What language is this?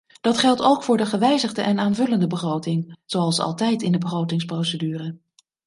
Dutch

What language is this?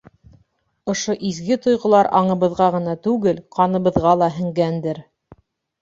Bashkir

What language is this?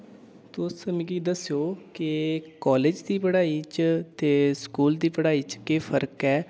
Dogri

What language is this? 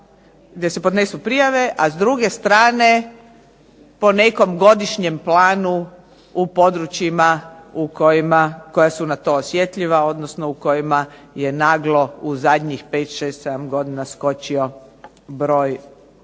Croatian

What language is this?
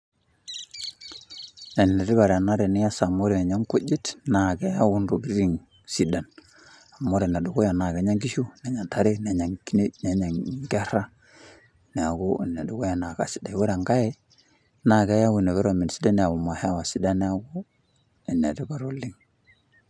Masai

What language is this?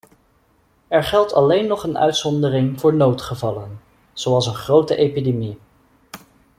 Dutch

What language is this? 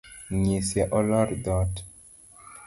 Luo (Kenya and Tanzania)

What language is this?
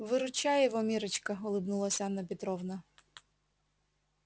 Russian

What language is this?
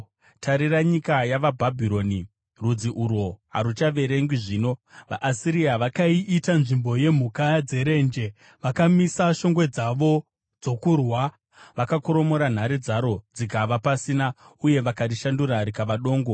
Shona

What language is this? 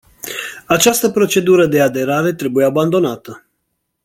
Romanian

